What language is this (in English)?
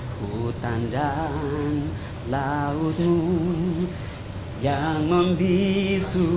Indonesian